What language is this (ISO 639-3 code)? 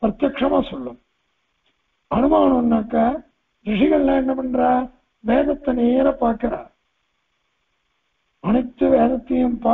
tur